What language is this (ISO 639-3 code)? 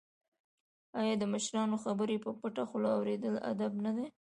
pus